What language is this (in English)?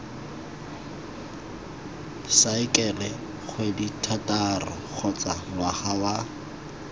Tswana